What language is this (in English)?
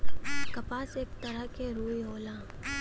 Bhojpuri